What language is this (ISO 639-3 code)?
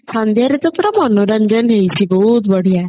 ori